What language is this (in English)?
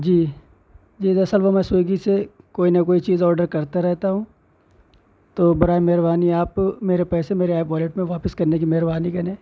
Urdu